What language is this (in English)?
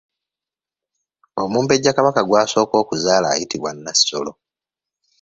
Ganda